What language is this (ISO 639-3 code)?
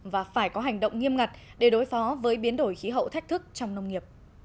vie